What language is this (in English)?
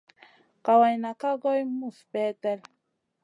Masana